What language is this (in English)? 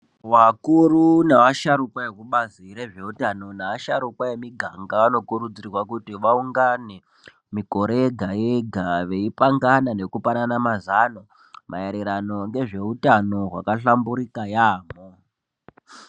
Ndau